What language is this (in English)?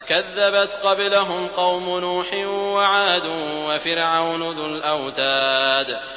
Arabic